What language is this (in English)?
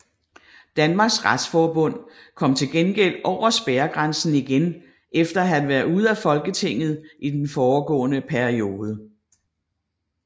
Danish